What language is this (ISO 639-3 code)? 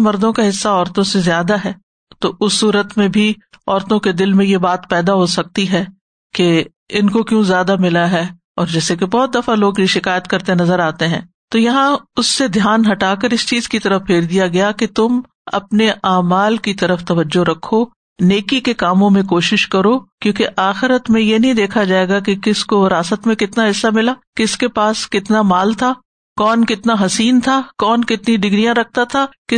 urd